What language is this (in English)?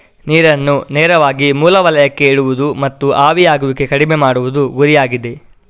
Kannada